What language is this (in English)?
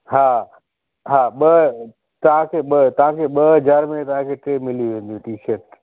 Sindhi